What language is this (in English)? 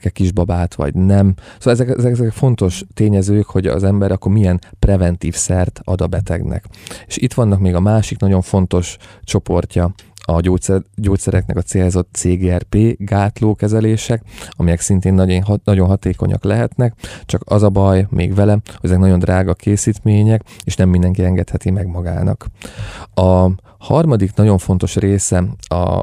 Hungarian